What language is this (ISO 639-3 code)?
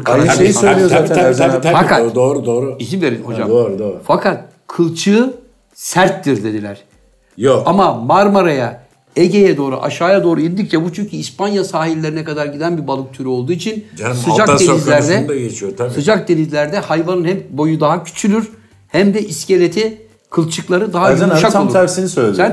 tur